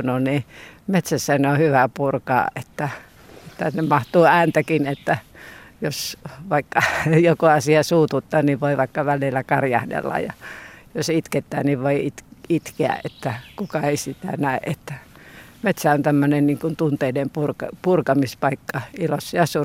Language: Finnish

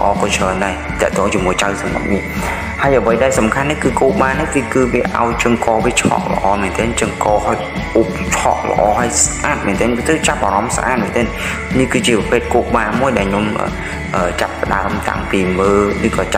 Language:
Vietnamese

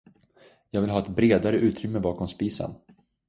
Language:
Swedish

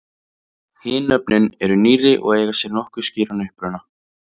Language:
Icelandic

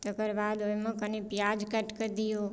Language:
Maithili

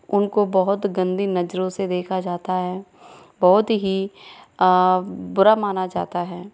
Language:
Hindi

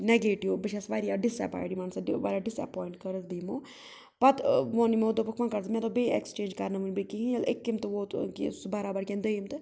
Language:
Kashmiri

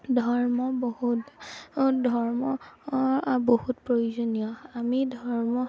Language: Assamese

